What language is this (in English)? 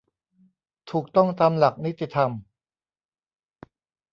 Thai